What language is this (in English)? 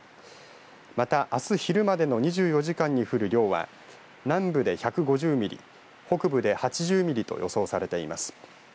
Japanese